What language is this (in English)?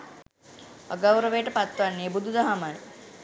Sinhala